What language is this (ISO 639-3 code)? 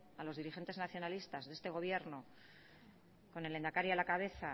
spa